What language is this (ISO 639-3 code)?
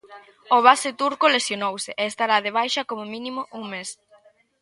glg